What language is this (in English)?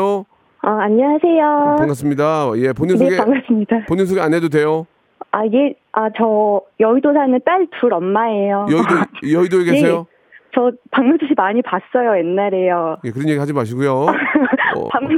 Korean